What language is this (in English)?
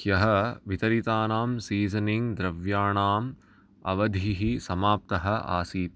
Sanskrit